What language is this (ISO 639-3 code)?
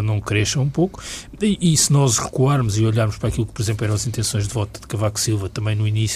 por